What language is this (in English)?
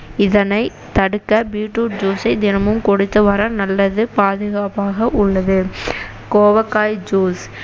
Tamil